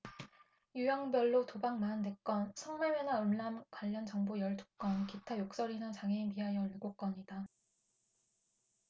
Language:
Korean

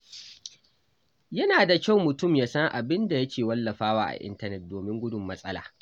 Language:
Hausa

